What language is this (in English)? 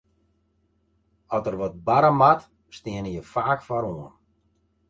Western Frisian